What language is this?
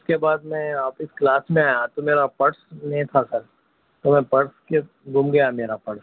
Urdu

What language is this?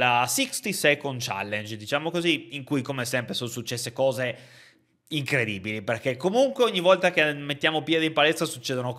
Italian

